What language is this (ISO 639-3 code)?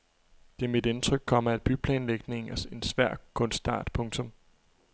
dan